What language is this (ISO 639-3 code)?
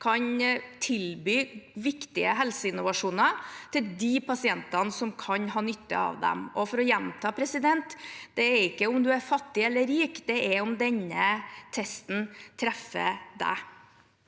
nor